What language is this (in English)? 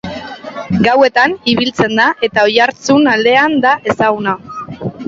Basque